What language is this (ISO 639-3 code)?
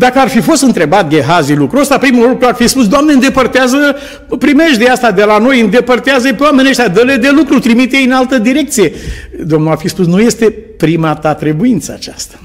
ron